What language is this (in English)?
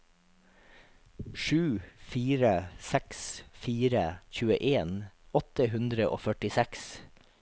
Norwegian